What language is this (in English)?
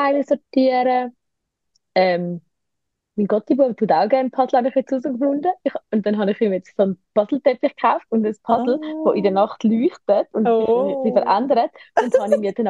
German